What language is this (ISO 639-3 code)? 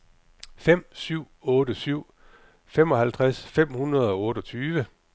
dan